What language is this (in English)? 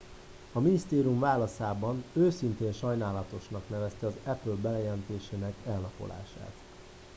Hungarian